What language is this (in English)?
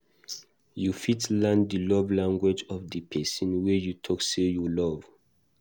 Nigerian Pidgin